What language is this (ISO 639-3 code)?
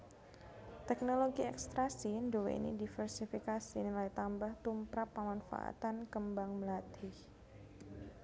jav